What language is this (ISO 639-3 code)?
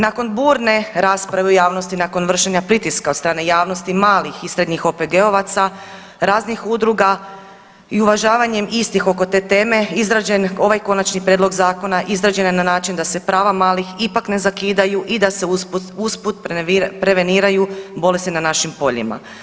hrv